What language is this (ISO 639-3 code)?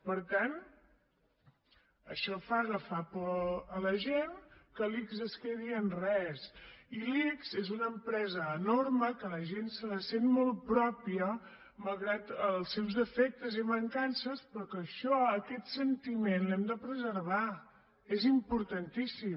cat